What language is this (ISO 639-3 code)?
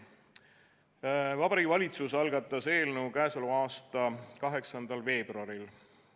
est